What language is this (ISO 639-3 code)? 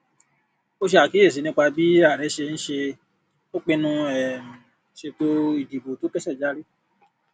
yor